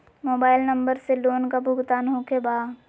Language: Magahi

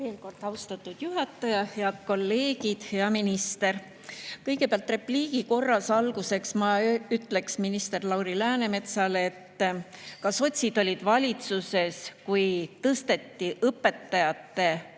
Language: Estonian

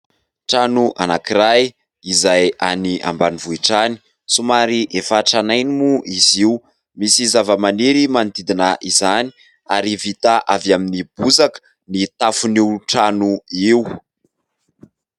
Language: Malagasy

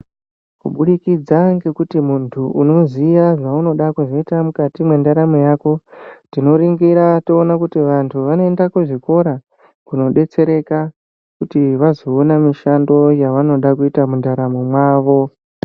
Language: Ndau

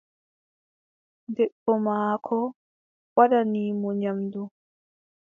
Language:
Adamawa Fulfulde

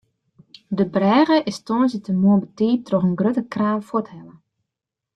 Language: Western Frisian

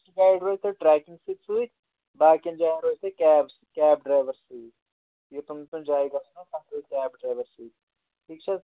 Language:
Kashmiri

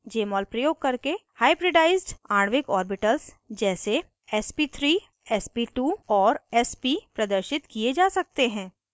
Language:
Hindi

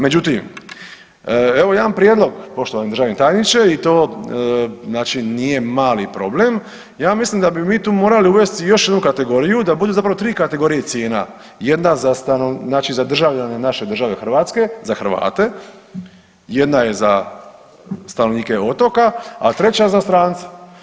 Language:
Croatian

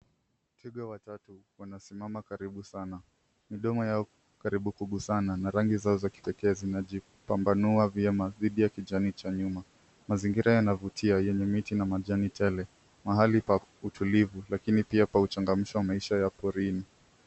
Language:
Swahili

